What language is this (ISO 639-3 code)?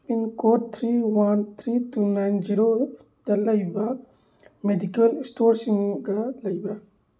mni